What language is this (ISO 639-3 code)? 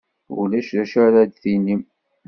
kab